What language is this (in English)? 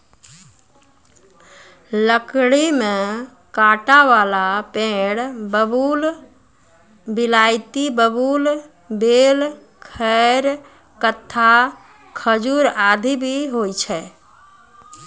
Maithili